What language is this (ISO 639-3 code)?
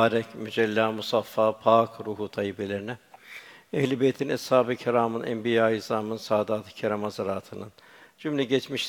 tur